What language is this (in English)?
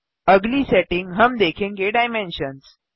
Hindi